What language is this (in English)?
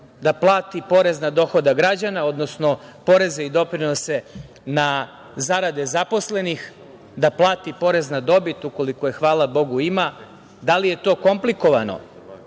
Serbian